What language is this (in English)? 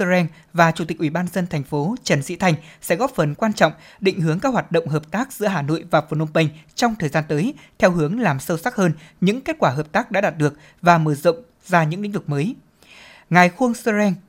Vietnamese